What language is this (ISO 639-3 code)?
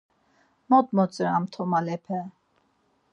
lzz